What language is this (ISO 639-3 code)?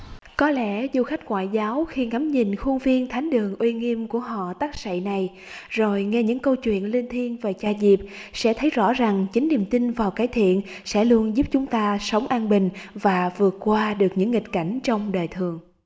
vie